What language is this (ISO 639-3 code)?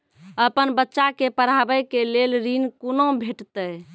mai